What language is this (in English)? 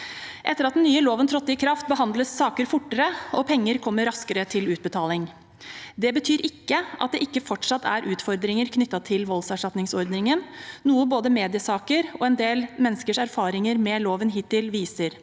Norwegian